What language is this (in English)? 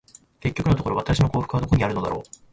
Japanese